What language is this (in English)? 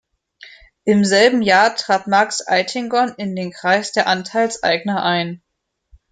German